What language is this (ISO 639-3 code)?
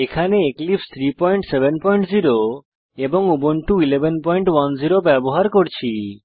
ben